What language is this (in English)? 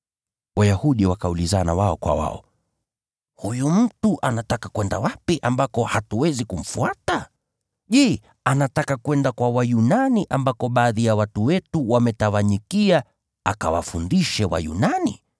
Swahili